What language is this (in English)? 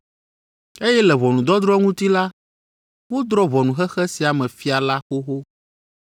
Ewe